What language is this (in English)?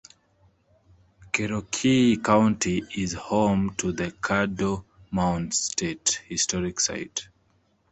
English